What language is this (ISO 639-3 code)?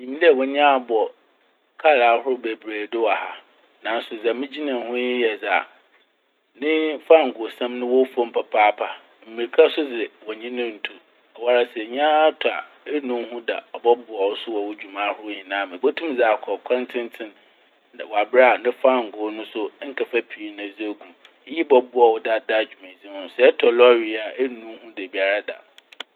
aka